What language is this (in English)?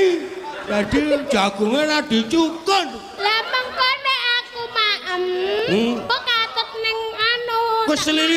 Indonesian